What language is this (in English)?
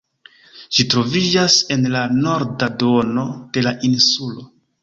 Esperanto